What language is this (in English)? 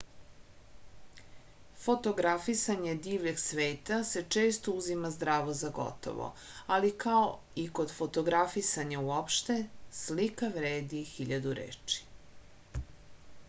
Serbian